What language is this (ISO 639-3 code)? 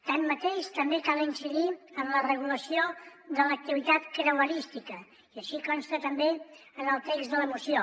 cat